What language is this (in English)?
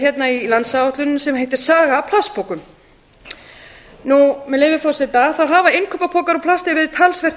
Icelandic